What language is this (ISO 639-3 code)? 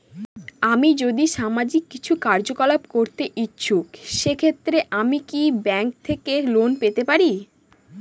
ben